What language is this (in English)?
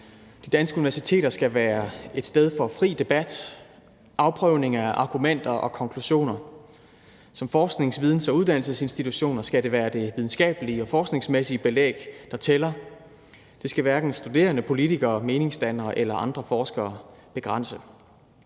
Danish